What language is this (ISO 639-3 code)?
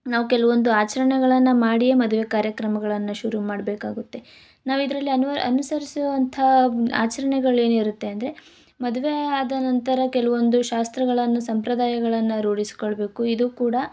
kan